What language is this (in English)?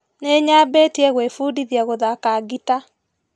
Kikuyu